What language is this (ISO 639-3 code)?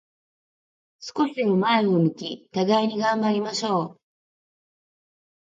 jpn